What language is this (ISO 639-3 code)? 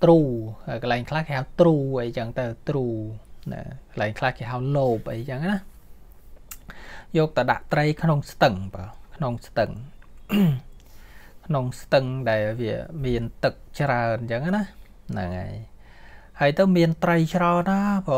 tha